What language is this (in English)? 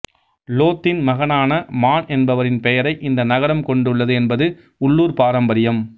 Tamil